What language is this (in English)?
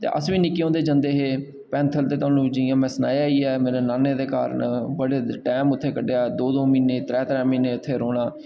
Dogri